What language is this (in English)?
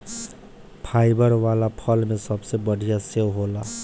Bhojpuri